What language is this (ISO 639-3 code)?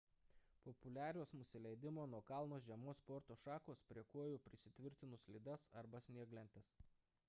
lit